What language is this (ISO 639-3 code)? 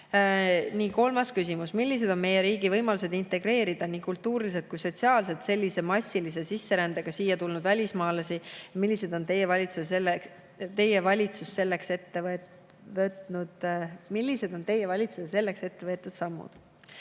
est